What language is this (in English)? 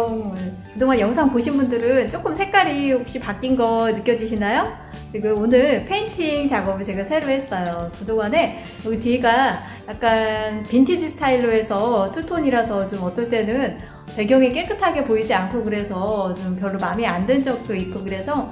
Korean